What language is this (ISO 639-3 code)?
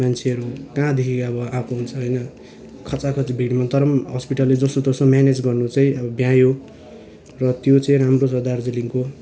nep